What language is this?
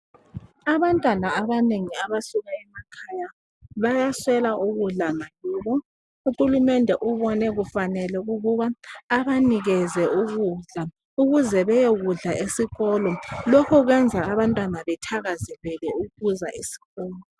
North Ndebele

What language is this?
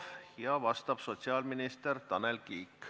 Estonian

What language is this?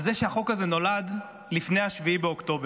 Hebrew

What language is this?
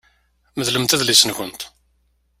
Kabyle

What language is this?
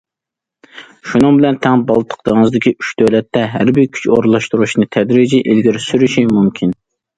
Uyghur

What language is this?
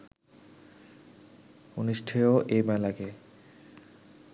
Bangla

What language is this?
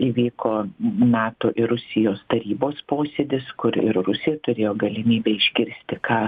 Lithuanian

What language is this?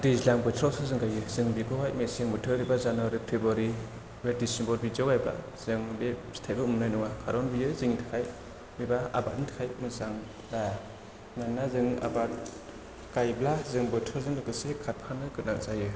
Bodo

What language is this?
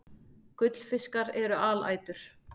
Icelandic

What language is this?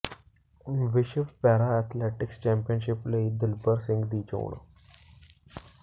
Punjabi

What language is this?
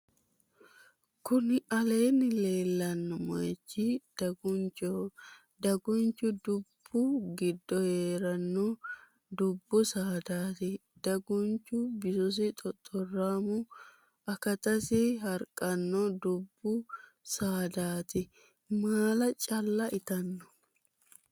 Sidamo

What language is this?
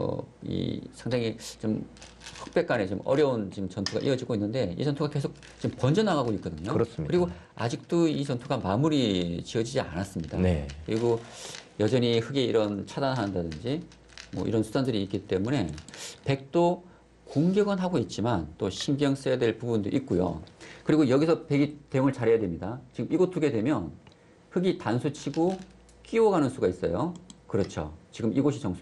Korean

